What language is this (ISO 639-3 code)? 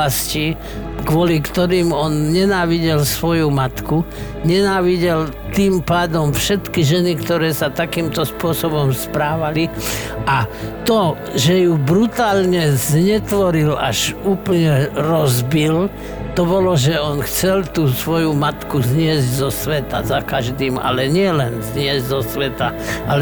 slk